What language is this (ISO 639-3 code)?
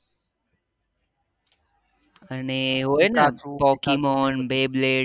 guj